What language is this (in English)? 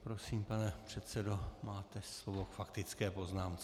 Czech